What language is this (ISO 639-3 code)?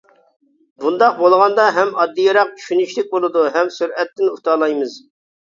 uig